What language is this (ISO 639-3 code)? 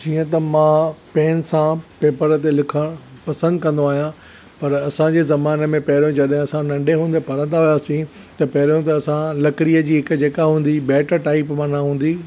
snd